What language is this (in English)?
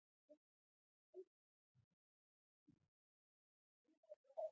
Pashto